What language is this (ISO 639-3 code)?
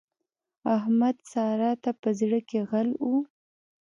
pus